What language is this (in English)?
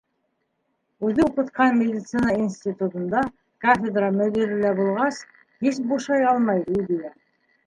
Bashkir